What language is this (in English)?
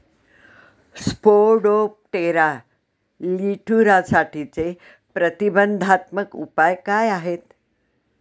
Marathi